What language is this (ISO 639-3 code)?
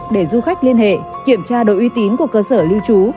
vie